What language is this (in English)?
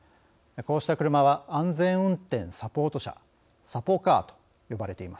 Japanese